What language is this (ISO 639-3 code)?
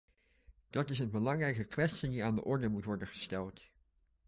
nld